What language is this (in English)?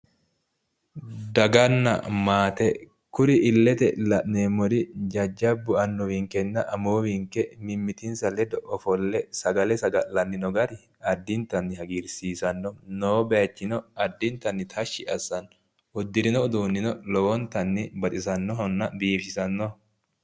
Sidamo